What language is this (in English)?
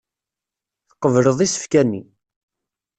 Kabyle